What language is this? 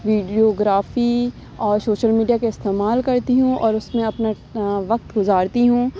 Urdu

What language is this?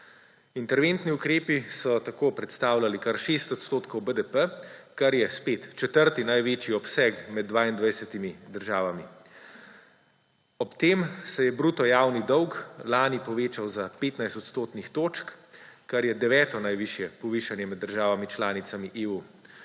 Slovenian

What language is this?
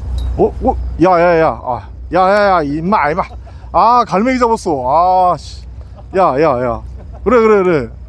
Korean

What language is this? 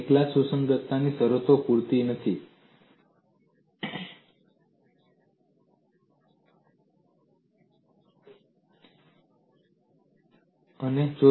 Gujarati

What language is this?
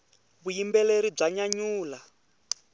Tsonga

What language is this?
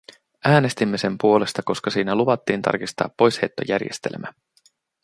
Finnish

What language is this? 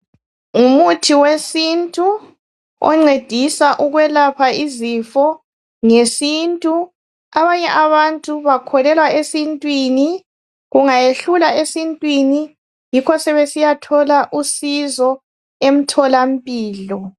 North Ndebele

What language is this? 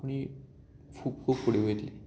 Konkani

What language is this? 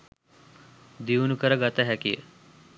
Sinhala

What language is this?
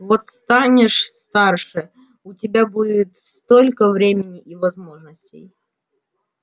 Russian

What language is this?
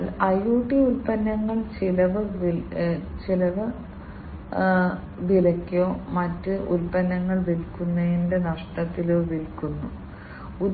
Malayalam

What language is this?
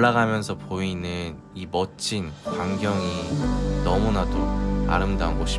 Korean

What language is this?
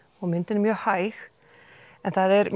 Icelandic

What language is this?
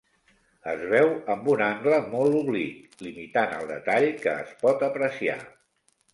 Catalan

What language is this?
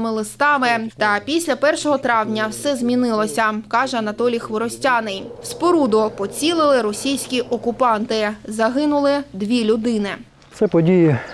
Ukrainian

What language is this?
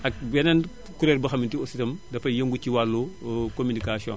Wolof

